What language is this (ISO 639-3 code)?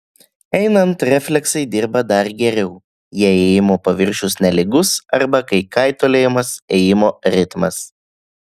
lit